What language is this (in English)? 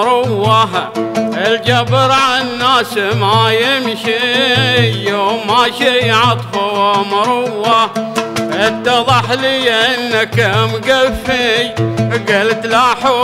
Arabic